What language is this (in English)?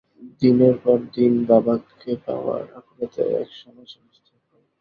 Bangla